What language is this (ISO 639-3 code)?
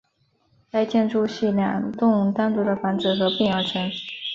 zho